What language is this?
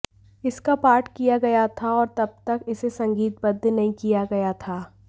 Hindi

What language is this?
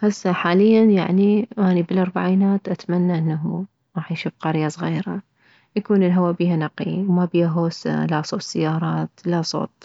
Mesopotamian Arabic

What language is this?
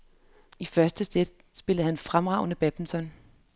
Danish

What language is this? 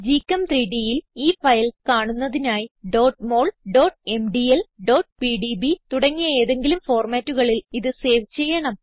Malayalam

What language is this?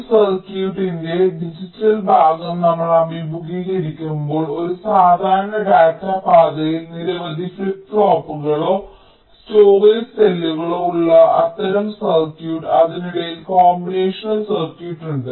Malayalam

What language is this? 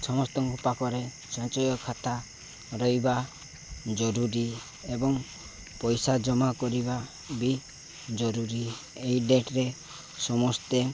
Odia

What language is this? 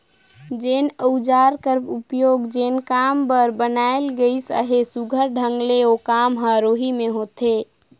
Chhattisgarhi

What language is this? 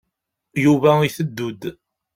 Kabyle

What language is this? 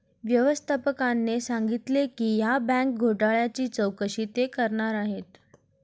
Marathi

